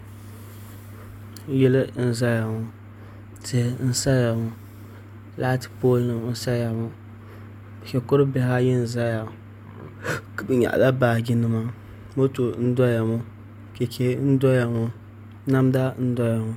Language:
Dagbani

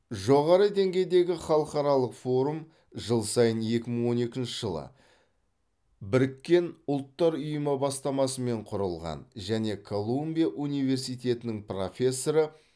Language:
Kazakh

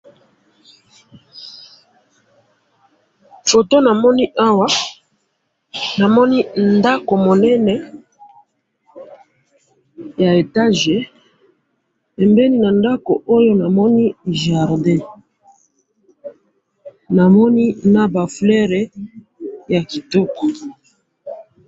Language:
Lingala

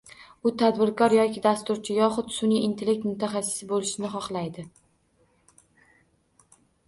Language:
Uzbek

